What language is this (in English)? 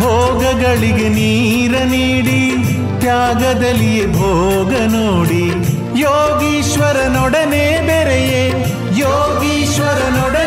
Kannada